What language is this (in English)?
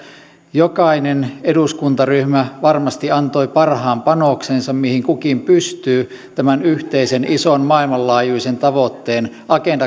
Finnish